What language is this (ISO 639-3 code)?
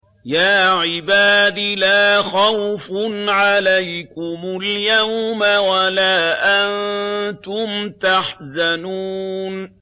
ara